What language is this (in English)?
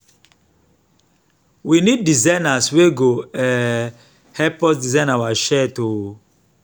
Nigerian Pidgin